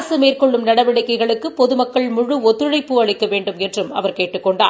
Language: Tamil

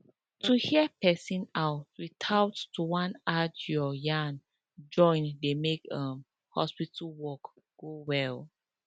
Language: Nigerian Pidgin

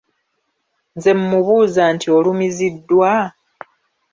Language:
Ganda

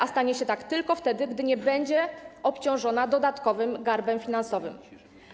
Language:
Polish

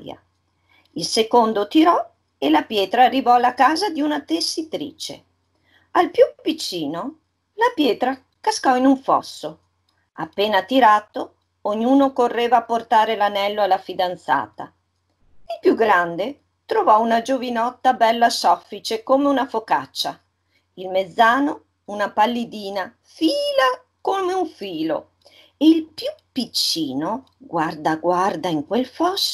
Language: Italian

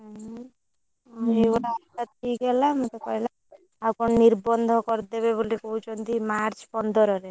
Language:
Odia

